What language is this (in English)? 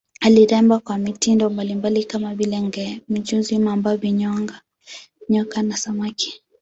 Swahili